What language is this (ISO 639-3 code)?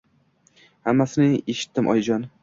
uzb